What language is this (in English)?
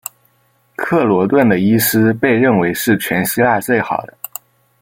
Chinese